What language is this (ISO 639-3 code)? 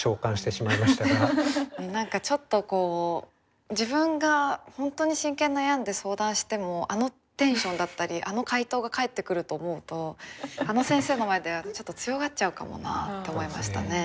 jpn